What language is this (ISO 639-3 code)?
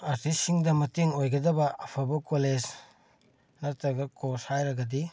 mni